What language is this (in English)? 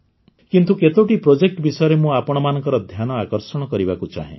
Odia